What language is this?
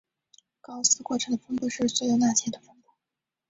Chinese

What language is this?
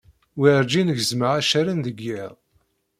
Kabyle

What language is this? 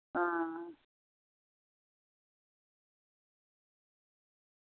Dogri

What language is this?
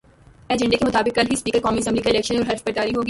Urdu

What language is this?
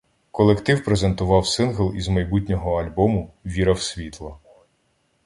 Ukrainian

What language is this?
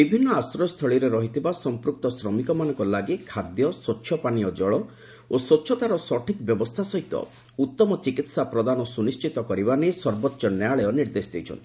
Odia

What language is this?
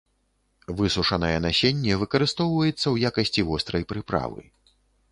Belarusian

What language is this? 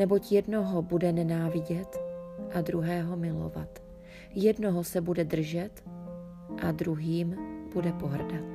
Czech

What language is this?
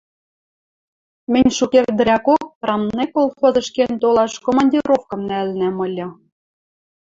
Western Mari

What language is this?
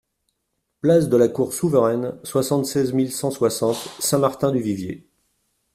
French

